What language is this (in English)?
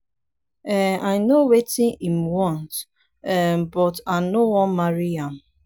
Nigerian Pidgin